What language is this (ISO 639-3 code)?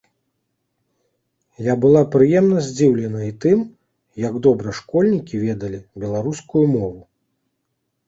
bel